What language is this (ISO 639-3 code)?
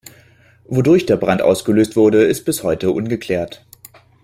deu